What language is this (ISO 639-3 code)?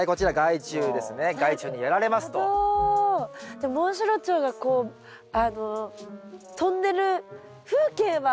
jpn